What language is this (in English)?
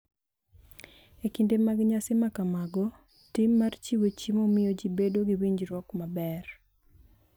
Luo (Kenya and Tanzania)